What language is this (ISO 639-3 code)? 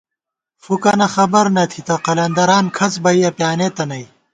gwt